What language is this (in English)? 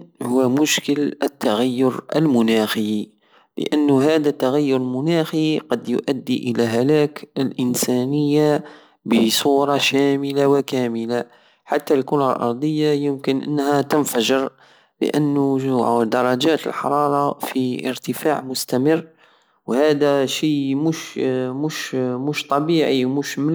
Algerian Saharan Arabic